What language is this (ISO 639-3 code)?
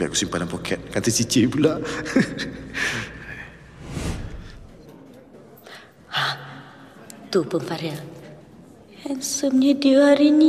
msa